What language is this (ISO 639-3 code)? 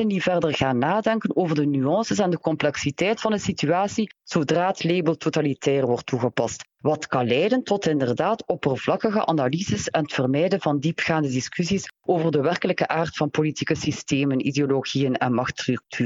nld